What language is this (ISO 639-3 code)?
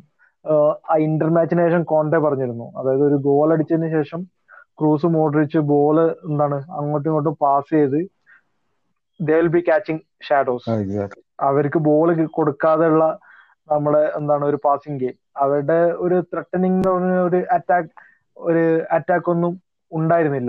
mal